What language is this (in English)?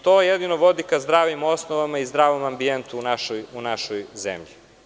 Serbian